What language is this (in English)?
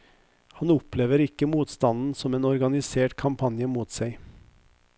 Norwegian